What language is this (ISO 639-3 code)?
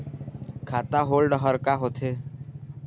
hne